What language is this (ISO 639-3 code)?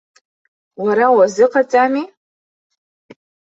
abk